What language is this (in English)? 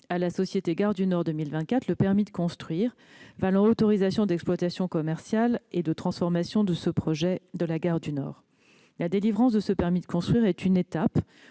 French